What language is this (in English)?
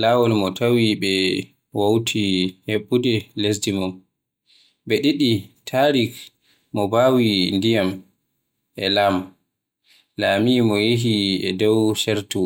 Western Niger Fulfulde